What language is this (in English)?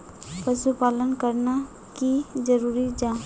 Magahi